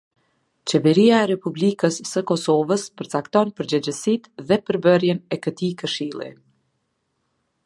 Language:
Albanian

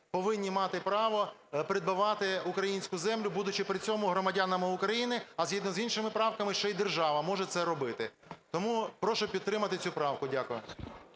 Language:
Ukrainian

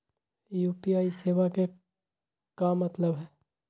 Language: Magahi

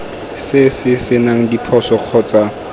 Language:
Tswana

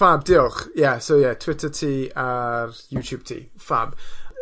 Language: Welsh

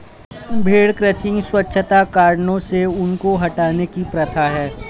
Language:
Hindi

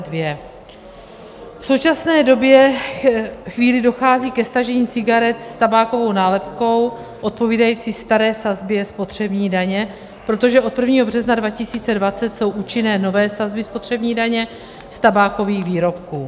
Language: Czech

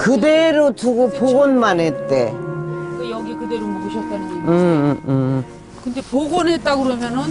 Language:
Korean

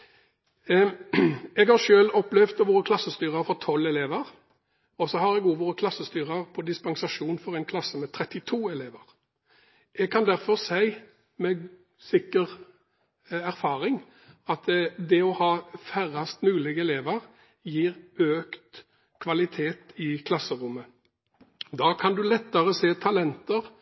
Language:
Norwegian Bokmål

